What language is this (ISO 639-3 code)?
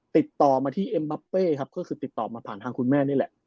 tha